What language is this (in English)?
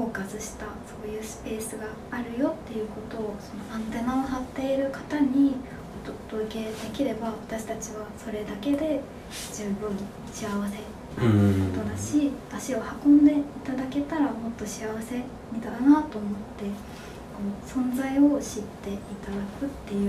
Japanese